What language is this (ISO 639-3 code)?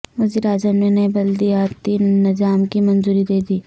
urd